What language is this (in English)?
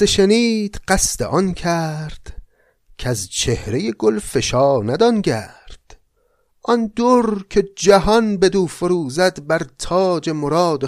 Persian